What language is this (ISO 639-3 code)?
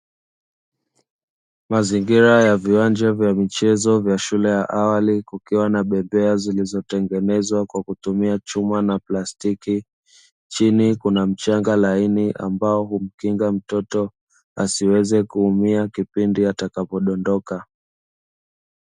swa